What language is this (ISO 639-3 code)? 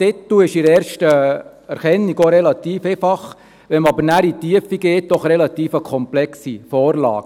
gsw